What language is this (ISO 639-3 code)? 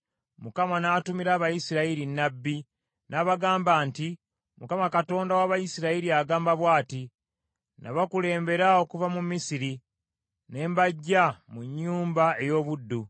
lug